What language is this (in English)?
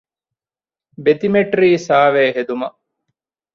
Divehi